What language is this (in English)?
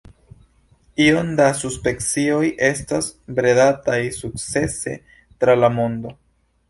Esperanto